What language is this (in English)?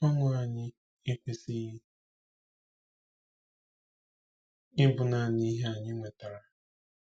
Igbo